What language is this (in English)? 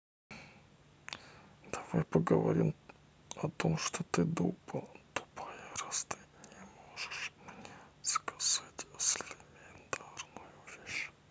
Russian